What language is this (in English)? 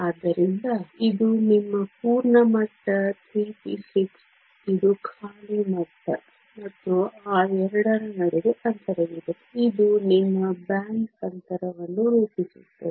Kannada